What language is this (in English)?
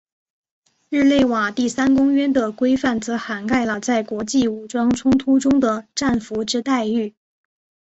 Chinese